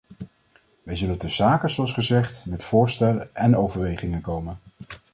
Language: Dutch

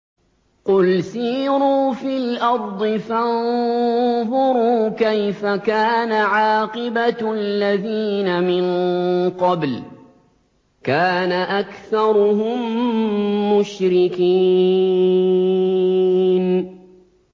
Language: Arabic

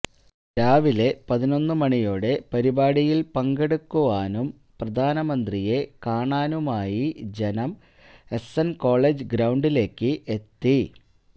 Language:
Malayalam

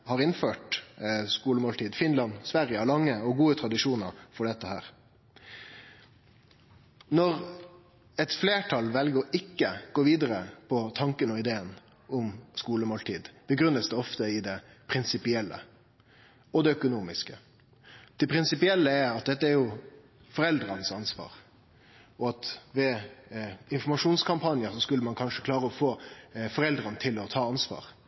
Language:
Norwegian Nynorsk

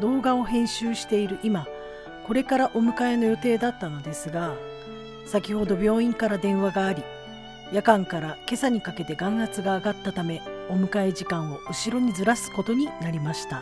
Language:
Japanese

